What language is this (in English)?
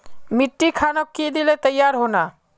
Magahi